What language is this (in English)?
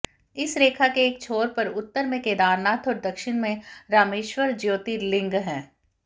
Hindi